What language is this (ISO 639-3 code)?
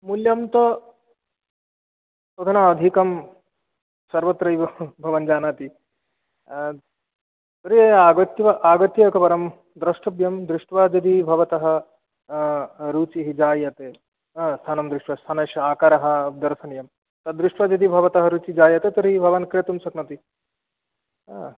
san